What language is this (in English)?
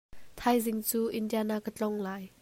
Hakha Chin